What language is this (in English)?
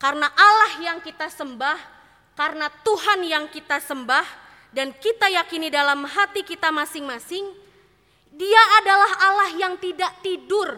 Indonesian